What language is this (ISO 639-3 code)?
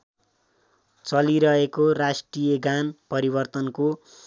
nep